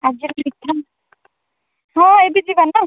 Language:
Odia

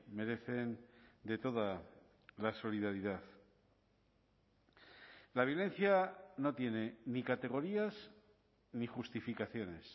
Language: Spanish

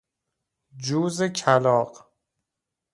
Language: Persian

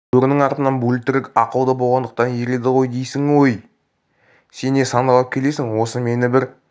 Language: Kazakh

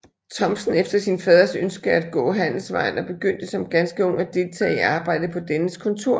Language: Danish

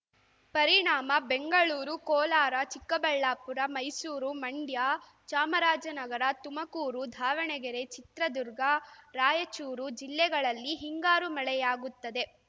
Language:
Kannada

